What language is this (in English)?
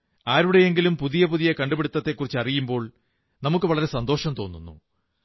Malayalam